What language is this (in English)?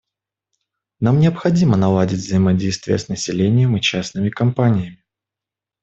Russian